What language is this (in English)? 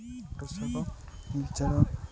Odia